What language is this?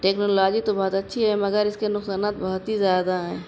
Urdu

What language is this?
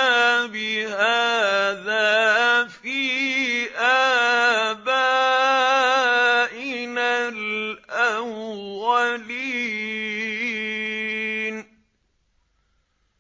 Arabic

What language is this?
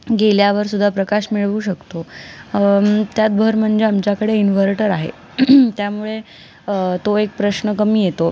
Marathi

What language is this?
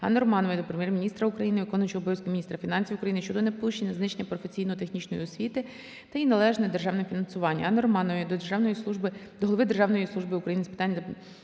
Ukrainian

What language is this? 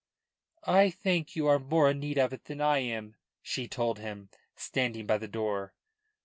English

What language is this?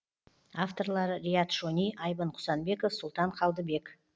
Kazakh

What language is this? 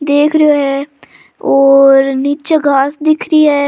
Rajasthani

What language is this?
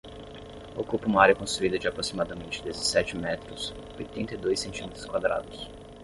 Portuguese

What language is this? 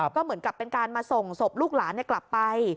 Thai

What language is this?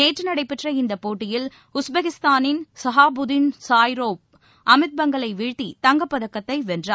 Tamil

